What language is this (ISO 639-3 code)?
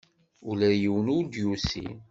kab